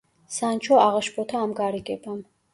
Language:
Georgian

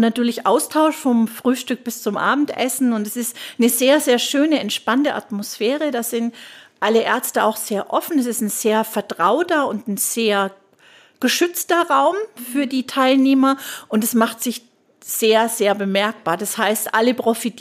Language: German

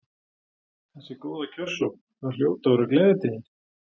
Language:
Icelandic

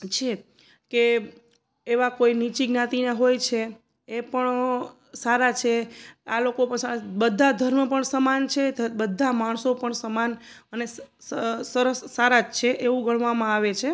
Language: Gujarati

